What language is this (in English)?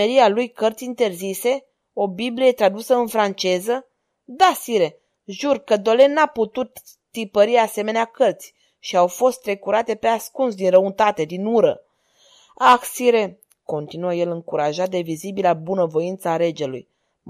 Romanian